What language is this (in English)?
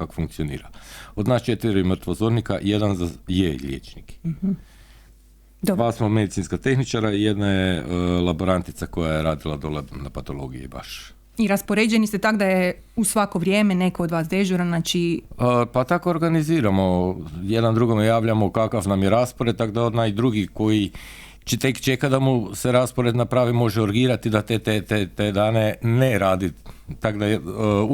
Croatian